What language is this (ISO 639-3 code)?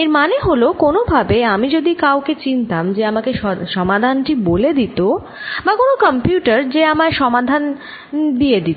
ben